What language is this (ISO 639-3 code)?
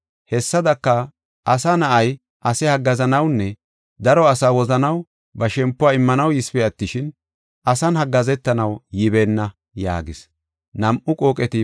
gof